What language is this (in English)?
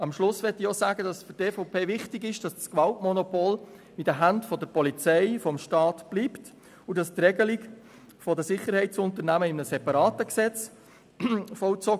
Swiss German